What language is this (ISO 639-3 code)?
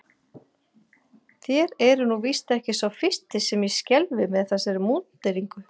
isl